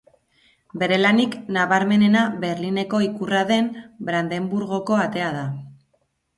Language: Basque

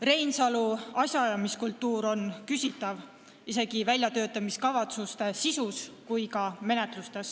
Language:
Estonian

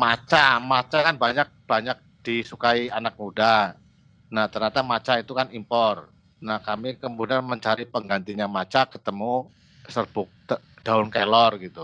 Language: Indonesian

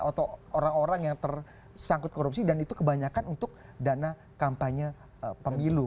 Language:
Indonesian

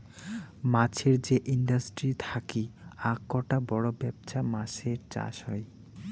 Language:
Bangla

